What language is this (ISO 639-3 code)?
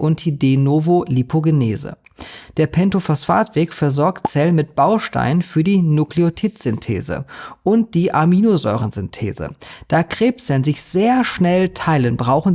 deu